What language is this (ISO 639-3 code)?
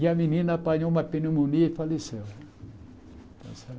por